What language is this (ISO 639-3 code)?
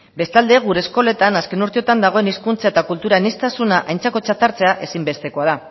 eus